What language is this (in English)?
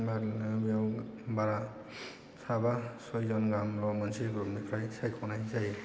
Bodo